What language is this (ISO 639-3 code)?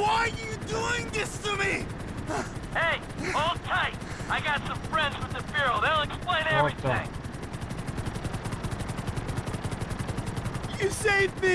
rus